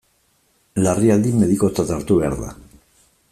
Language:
Basque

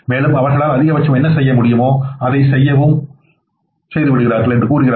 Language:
Tamil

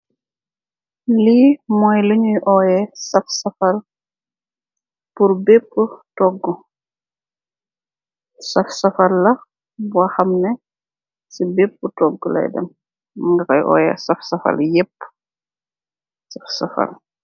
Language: Wolof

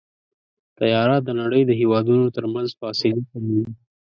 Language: Pashto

